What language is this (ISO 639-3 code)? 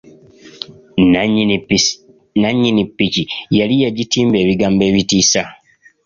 lug